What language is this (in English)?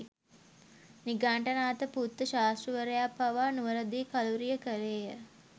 Sinhala